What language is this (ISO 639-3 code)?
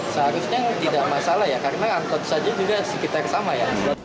ind